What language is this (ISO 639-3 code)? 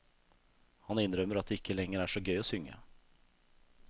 nor